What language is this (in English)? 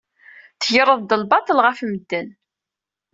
Kabyle